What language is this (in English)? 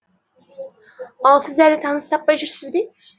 Kazakh